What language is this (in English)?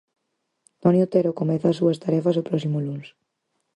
Galician